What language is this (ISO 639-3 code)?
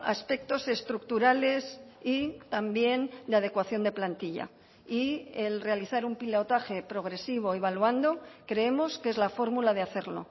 spa